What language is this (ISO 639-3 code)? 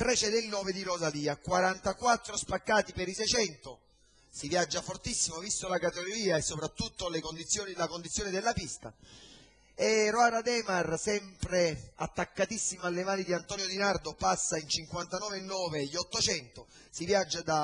ita